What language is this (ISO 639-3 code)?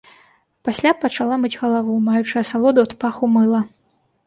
bel